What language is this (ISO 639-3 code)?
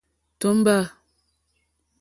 bri